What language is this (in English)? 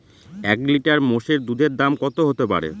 Bangla